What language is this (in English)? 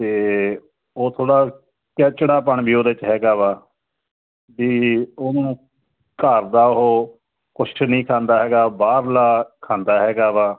Punjabi